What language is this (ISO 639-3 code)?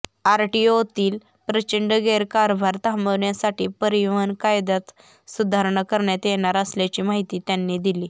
mar